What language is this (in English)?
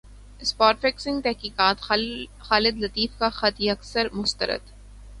Urdu